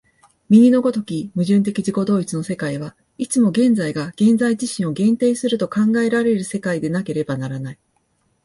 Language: Japanese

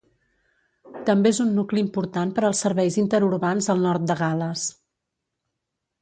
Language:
Catalan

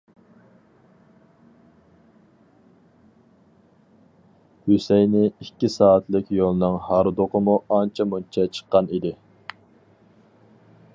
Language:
Uyghur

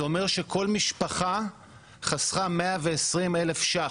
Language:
Hebrew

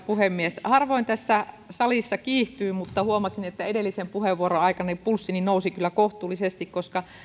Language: Finnish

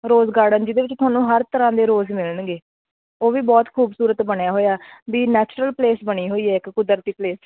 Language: Punjabi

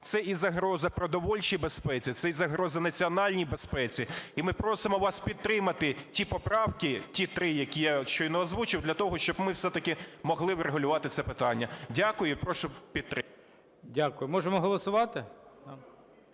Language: Ukrainian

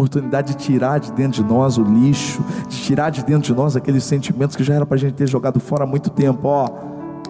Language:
Portuguese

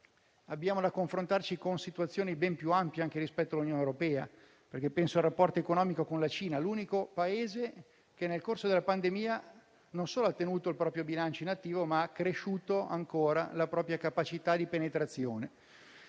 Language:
Italian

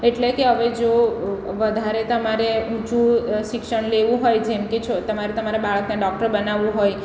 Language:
Gujarati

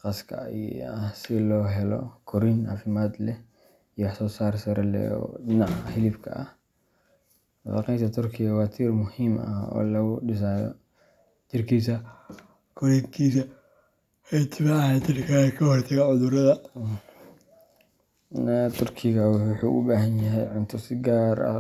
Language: Somali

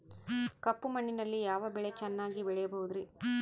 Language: Kannada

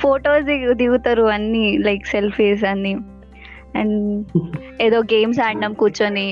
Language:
Telugu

